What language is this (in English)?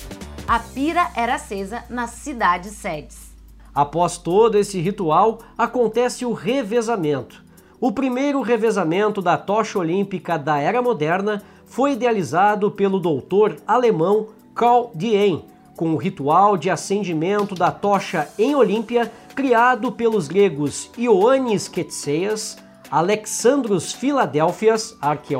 Portuguese